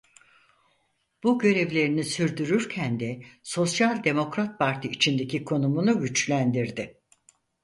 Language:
Turkish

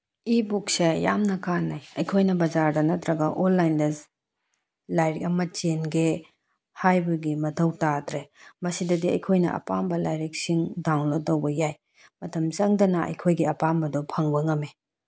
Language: Manipuri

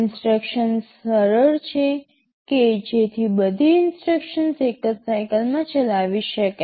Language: Gujarati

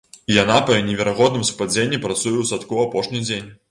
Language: Belarusian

